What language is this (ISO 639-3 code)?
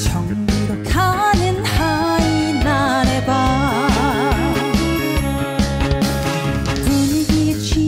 pol